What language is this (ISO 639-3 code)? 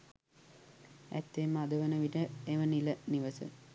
sin